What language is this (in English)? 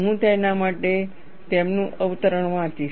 Gujarati